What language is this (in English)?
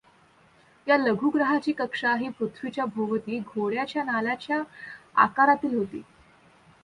Marathi